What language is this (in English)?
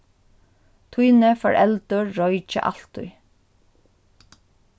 Faroese